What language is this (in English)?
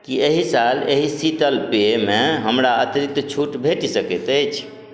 Maithili